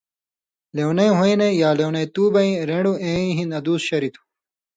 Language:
Indus Kohistani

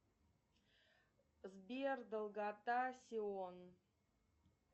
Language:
Russian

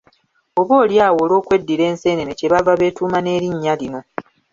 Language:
Ganda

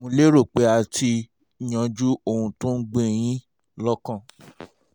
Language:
Yoruba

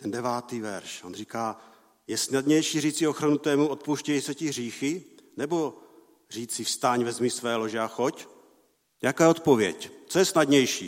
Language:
Czech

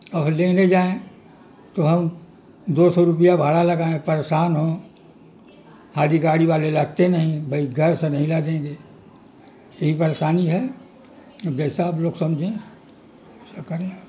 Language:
Urdu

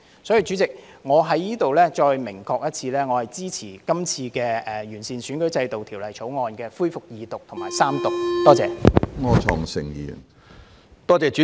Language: Cantonese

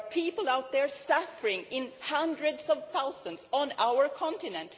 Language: English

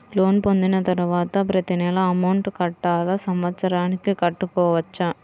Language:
Telugu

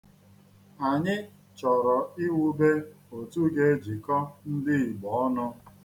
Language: Igbo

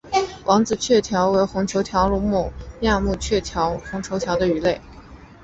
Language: Chinese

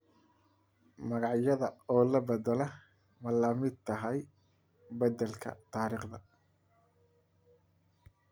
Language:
Somali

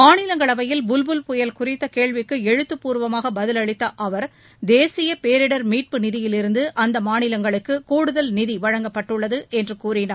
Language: Tamil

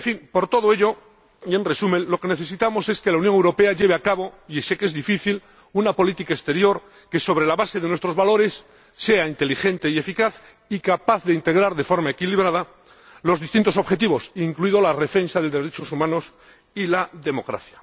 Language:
Spanish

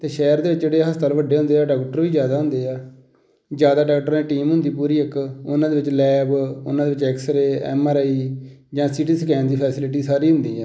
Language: Punjabi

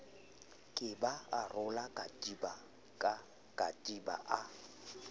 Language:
Southern Sotho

